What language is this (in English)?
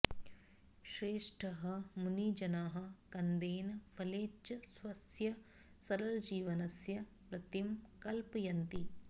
Sanskrit